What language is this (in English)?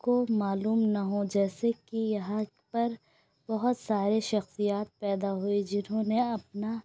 Urdu